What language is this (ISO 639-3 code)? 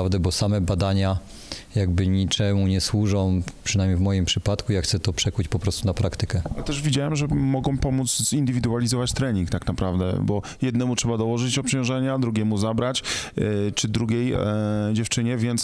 pol